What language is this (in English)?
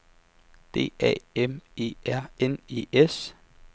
Danish